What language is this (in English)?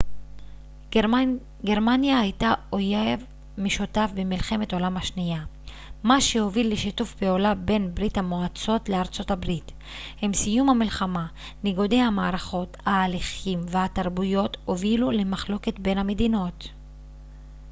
Hebrew